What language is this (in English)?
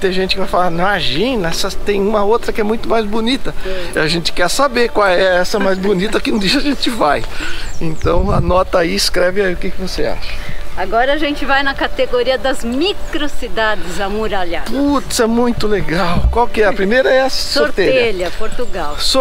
Portuguese